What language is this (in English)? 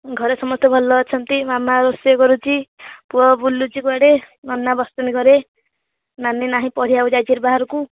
Odia